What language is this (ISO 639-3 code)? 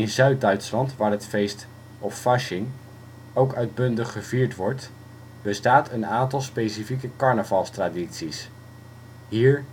nld